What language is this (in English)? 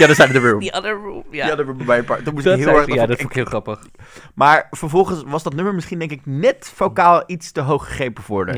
Dutch